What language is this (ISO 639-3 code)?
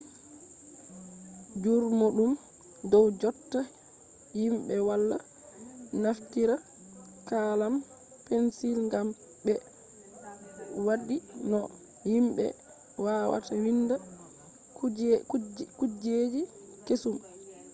ful